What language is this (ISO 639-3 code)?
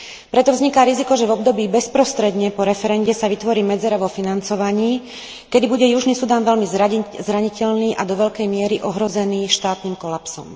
slk